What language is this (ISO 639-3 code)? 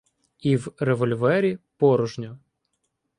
ukr